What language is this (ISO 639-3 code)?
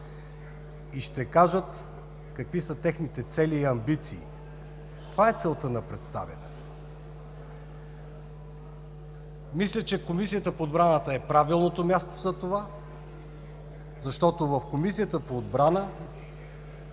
bul